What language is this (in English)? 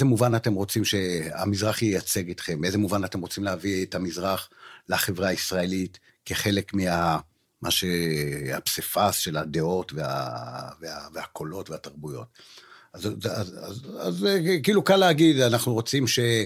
Hebrew